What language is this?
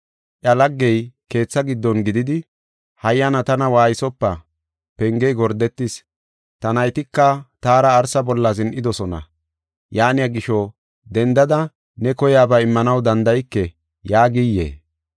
Gofa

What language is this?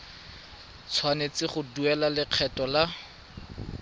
Tswana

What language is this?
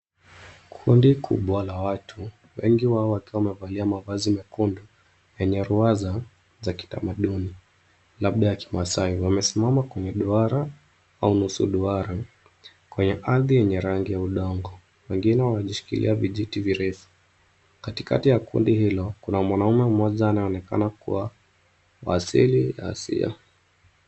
Swahili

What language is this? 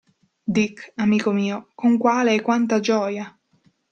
Italian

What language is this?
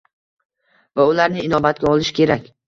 Uzbek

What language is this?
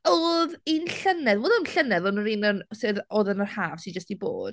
Welsh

